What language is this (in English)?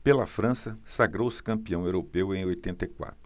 Portuguese